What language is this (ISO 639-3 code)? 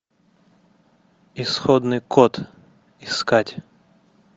rus